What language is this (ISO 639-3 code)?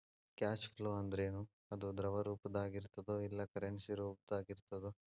kan